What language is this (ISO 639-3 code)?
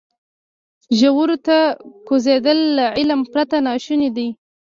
pus